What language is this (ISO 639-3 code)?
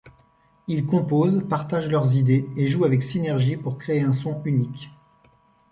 fra